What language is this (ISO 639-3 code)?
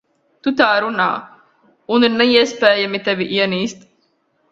lav